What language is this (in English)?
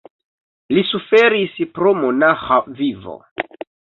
Esperanto